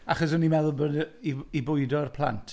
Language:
Welsh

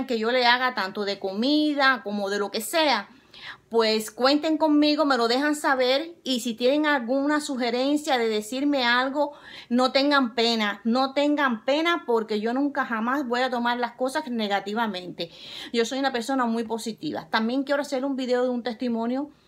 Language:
Spanish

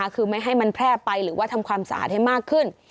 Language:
Thai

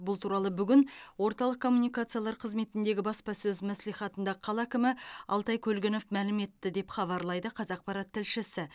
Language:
Kazakh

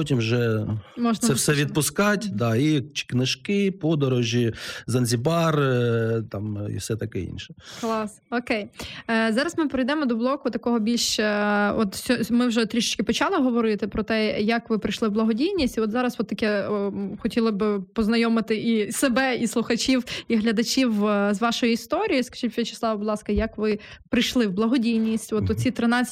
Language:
Ukrainian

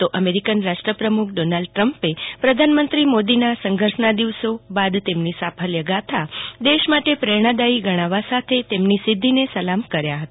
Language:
Gujarati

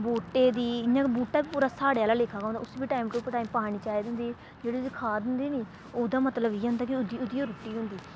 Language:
Dogri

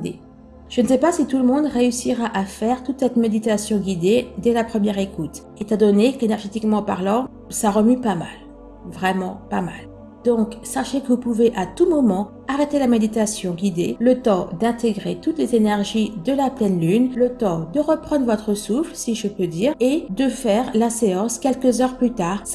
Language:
French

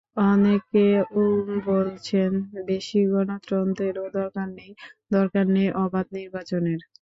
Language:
Bangla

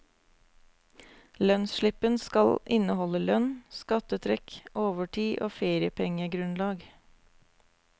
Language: Norwegian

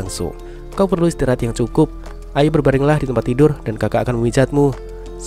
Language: Indonesian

